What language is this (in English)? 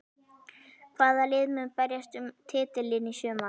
Icelandic